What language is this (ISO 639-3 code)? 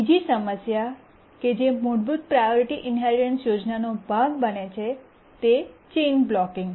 guj